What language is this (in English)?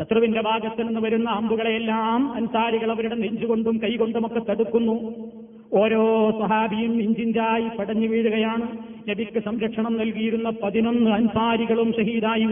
Malayalam